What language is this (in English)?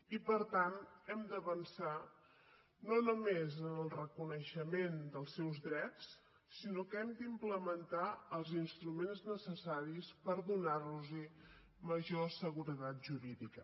Catalan